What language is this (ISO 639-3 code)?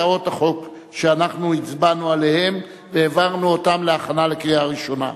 heb